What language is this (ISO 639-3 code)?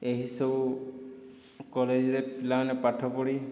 ori